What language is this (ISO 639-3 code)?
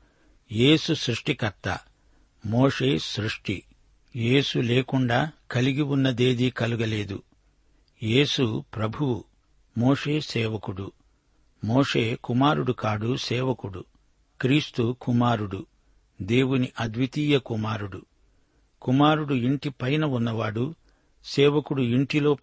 tel